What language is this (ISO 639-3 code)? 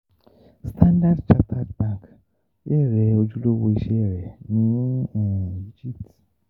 yor